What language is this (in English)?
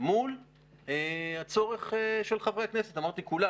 Hebrew